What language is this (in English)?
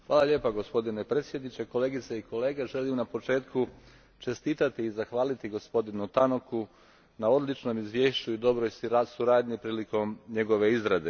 Croatian